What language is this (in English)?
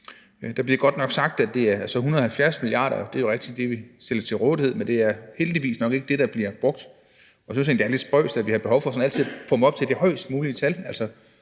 Danish